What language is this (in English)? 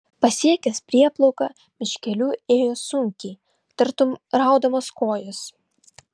Lithuanian